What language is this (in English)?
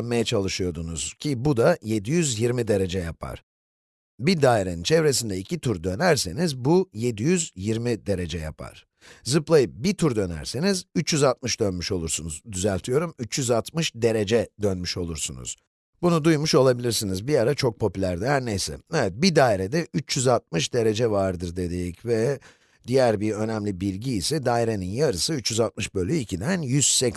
Turkish